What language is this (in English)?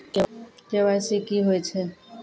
Maithili